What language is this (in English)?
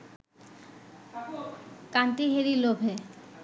Bangla